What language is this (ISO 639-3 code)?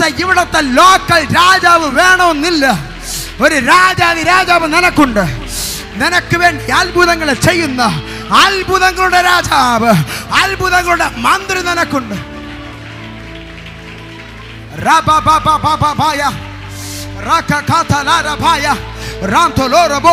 mal